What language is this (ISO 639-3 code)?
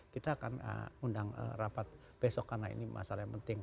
ind